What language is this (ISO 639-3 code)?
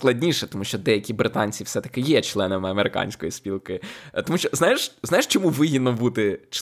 ukr